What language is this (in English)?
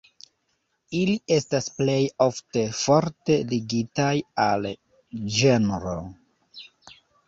Esperanto